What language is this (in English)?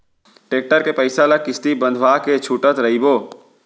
Chhattisgarhi